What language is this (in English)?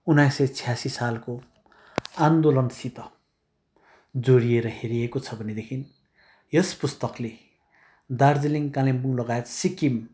Nepali